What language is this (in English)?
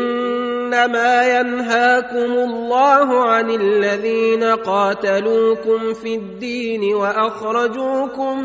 Arabic